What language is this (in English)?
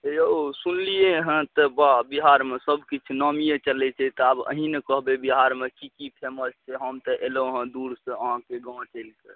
Maithili